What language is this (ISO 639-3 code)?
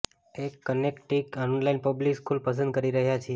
guj